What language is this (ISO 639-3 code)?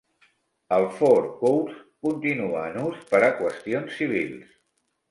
cat